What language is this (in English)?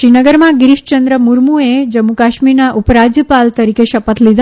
Gujarati